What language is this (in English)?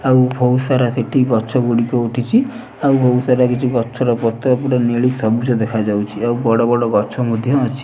Odia